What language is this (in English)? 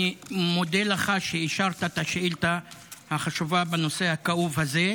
Hebrew